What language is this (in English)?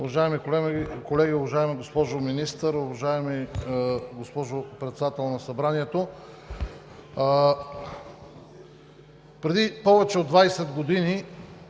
Bulgarian